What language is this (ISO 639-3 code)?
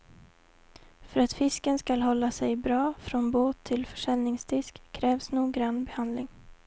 swe